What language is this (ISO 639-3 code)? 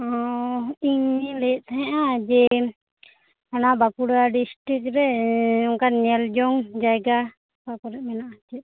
sat